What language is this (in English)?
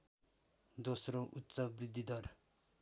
Nepali